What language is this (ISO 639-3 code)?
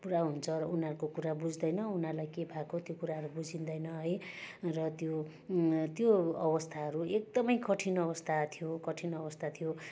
nep